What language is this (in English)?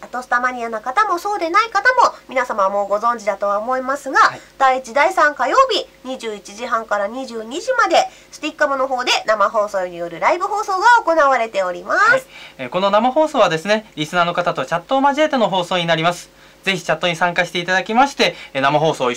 Japanese